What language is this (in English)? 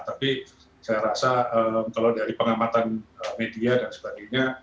Indonesian